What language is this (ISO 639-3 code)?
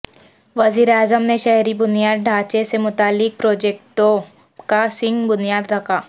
urd